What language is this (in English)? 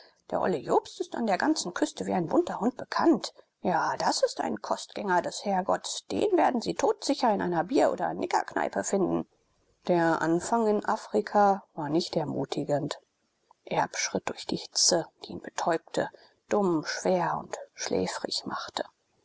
German